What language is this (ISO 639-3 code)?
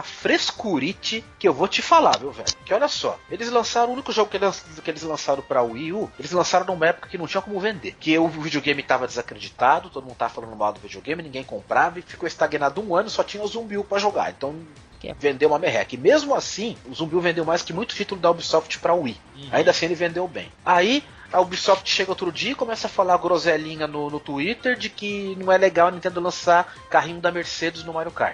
por